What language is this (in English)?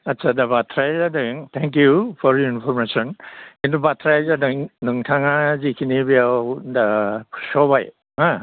Bodo